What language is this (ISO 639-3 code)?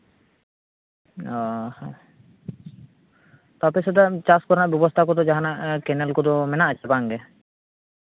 sat